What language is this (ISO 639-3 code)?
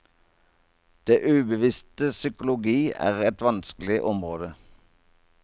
nor